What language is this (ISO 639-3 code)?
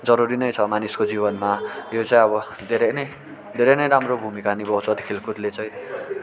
nep